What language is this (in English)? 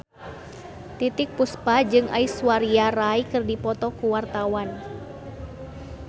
Sundanese